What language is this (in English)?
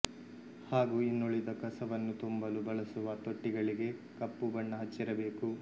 Kannada